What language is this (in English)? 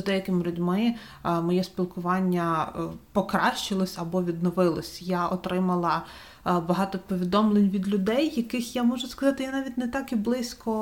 Ukrainian